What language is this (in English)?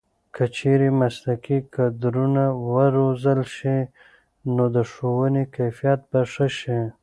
Pashto